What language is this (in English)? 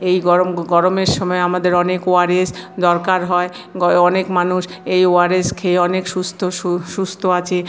Bangla